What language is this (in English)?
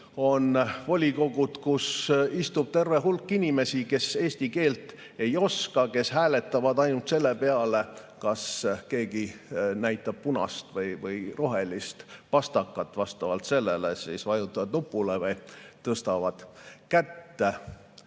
Estonian